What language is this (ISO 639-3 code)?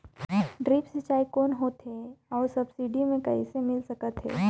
hne